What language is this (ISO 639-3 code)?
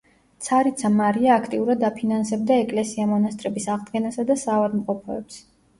kat